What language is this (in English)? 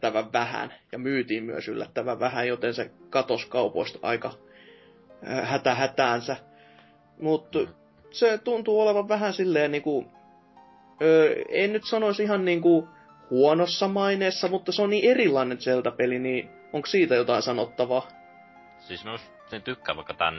Finnish